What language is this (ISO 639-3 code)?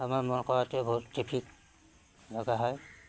asm